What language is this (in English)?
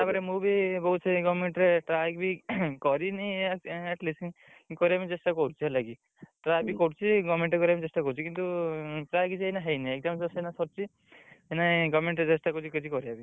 Odia